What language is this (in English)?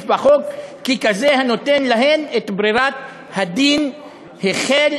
Hebrew